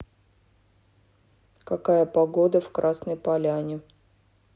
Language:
Russian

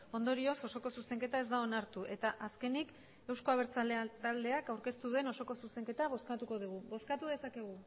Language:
Basque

